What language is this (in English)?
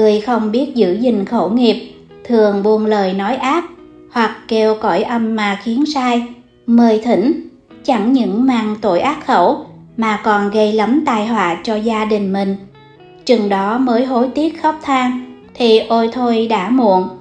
Vietnamese